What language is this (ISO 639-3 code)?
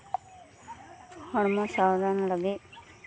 sat